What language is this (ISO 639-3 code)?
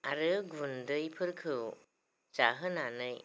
brx